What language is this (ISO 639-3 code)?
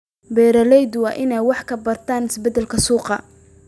som